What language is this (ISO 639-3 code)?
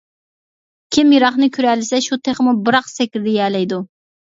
uig